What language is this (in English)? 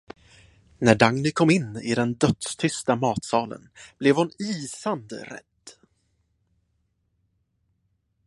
Swedish